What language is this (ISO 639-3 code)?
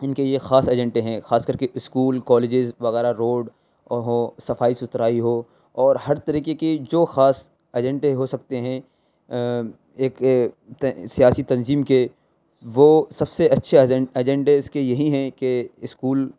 urd